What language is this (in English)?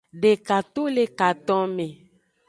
Aja (Benin)